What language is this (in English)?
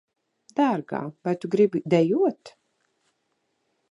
Latvian